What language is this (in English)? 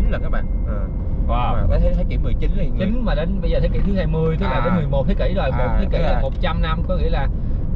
Vietnamese